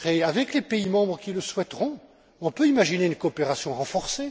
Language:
French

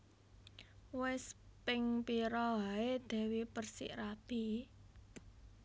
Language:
Javanese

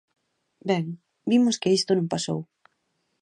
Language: Galician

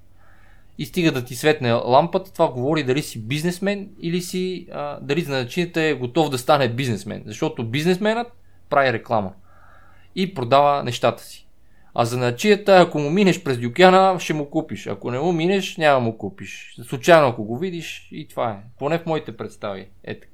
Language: Bulgarian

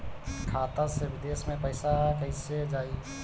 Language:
Bhojpuri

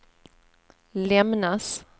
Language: Swedish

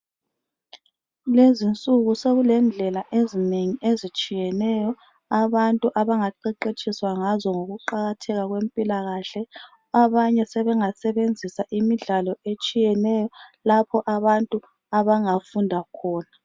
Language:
North Ndebele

